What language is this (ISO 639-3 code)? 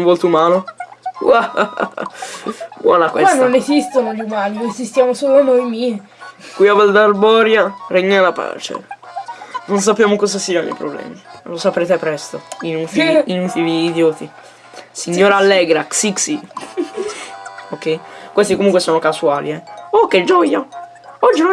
ita